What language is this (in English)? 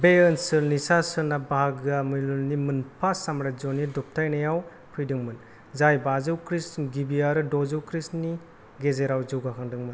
Bodo